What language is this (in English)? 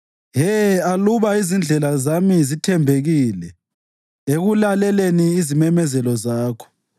North Ndebele